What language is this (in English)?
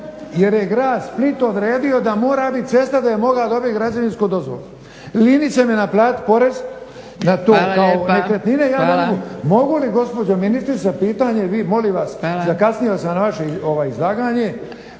Croatian